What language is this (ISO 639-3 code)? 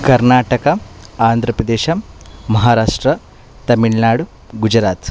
kan